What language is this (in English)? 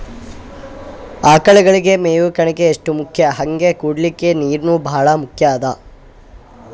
Kannada